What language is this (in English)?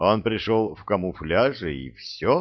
Russian